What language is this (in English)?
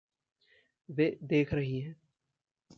Hindi